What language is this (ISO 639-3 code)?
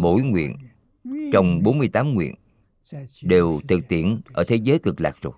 vie